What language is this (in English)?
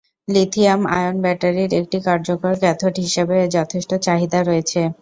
Bangla